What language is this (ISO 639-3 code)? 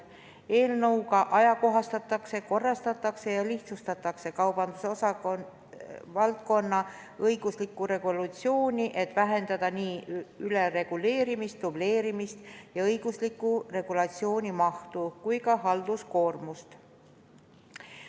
est